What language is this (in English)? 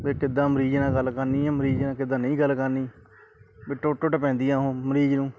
Punjabi